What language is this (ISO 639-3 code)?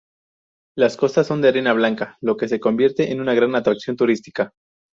spa